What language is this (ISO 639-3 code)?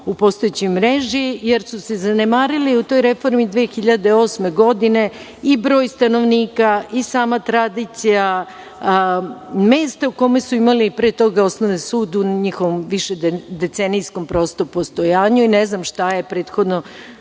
srp